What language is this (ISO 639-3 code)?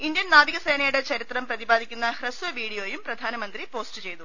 mal